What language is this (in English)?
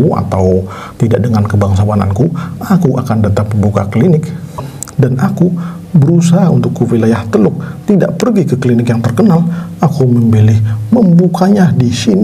Indonesian